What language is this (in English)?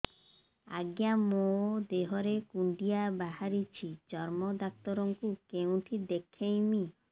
Odia